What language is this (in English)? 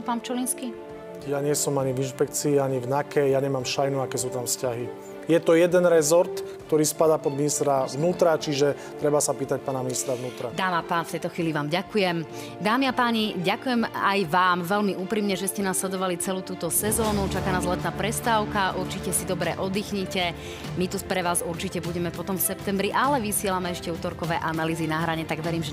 Slovak